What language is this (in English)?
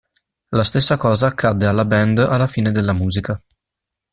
Italian